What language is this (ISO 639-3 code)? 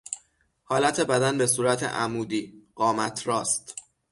fas